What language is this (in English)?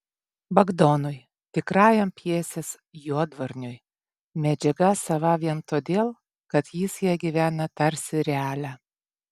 Lithuanian